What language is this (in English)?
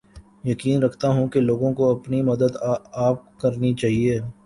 Urdu